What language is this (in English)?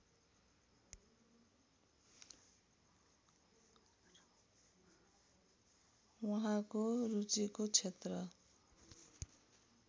Nepali